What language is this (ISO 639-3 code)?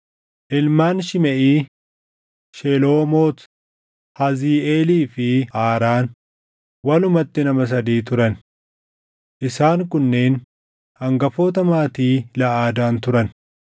orm